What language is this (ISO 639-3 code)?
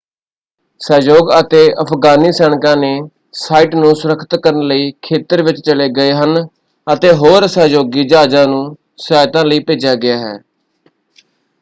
pan